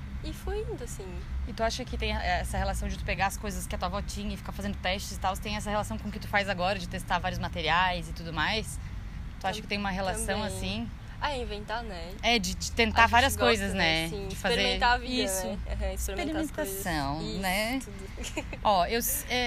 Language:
Portuguese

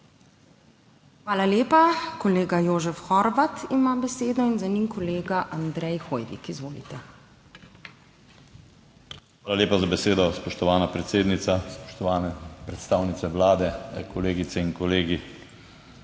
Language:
Slovenian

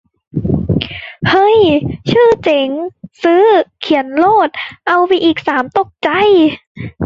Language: Thai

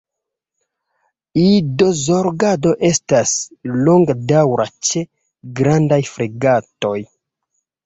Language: Esperanto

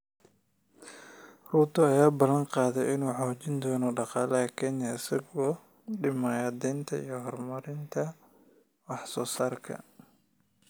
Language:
Somali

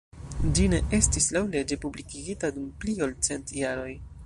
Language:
Esperanto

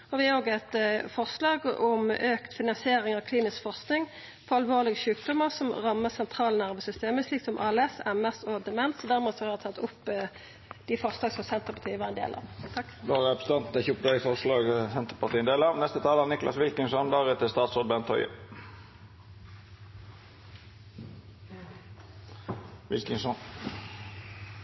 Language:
Norwegian Nynorsk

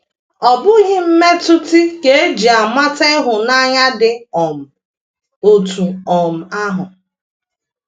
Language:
Igbo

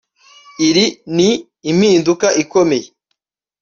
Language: Kinyarwanda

